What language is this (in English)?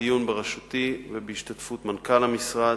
Hebrew